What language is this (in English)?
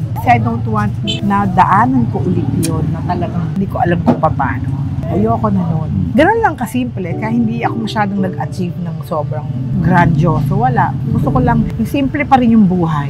Filipino